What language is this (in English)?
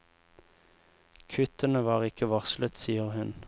Norwegian